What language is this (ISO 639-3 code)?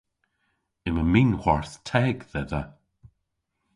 cor